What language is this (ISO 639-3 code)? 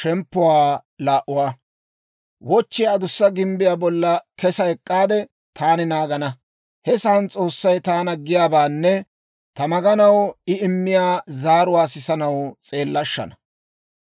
dwr